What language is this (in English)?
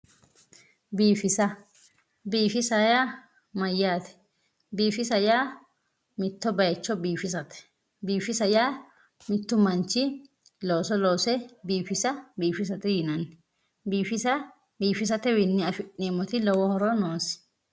Sidamo